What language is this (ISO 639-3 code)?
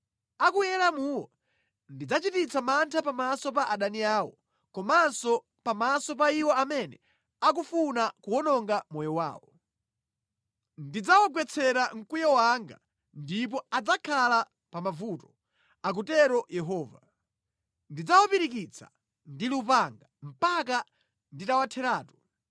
nya